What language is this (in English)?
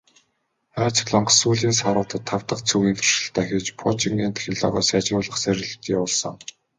Mongolian